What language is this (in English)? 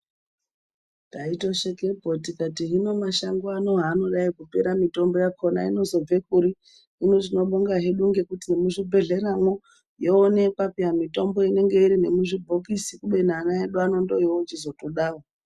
Ndau